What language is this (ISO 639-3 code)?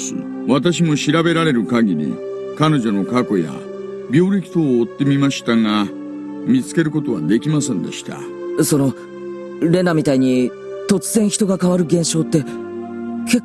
jpn